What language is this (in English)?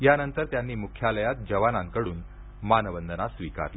Marathi